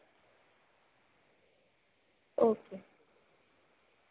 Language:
Dogri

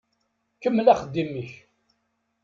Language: Kabyle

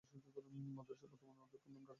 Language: Bangla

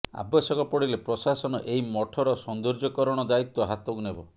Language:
Odia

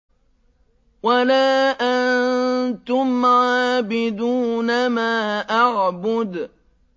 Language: Arabic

